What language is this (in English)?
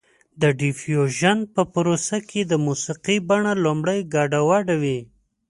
Pashto